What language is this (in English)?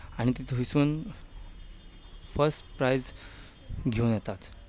Konkani